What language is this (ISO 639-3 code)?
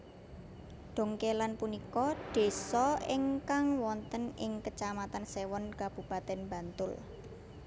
jav